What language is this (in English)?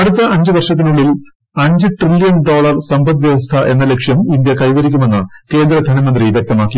Malayalam